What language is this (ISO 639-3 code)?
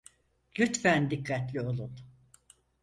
tur